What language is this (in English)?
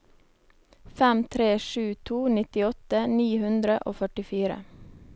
Norwegian